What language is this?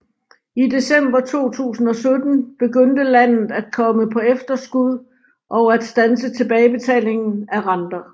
Danish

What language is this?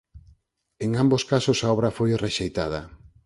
Galician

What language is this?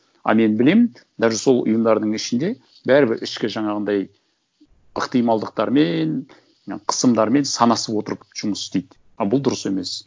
Kazakh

